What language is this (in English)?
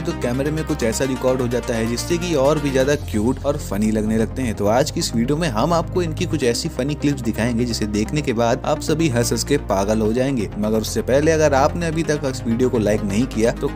Hindi